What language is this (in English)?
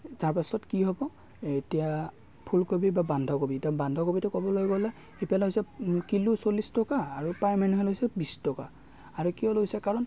Assamese